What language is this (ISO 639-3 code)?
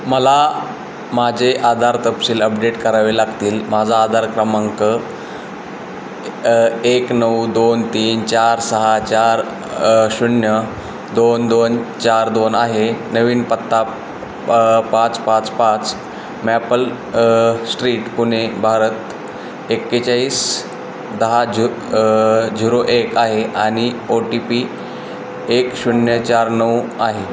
mar